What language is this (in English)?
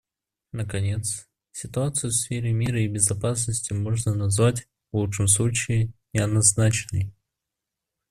Russian